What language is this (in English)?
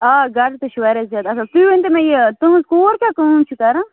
Kashmiri